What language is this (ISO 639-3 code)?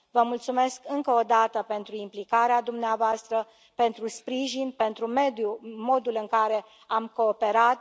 ron